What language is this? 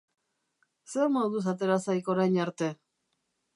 Basque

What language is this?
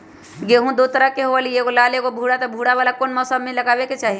Magahi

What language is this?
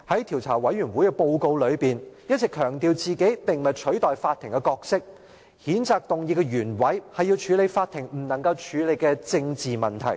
Cantonese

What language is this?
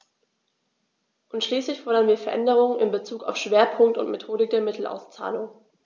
German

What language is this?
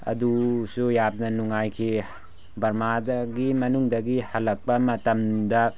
Manipuri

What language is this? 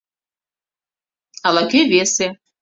Mari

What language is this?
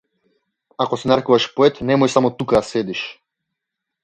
Macedonian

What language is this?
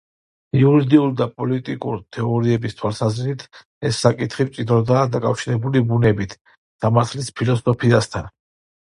Georgian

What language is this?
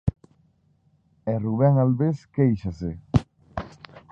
Galician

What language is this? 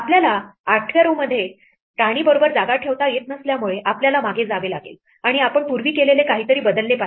Marathi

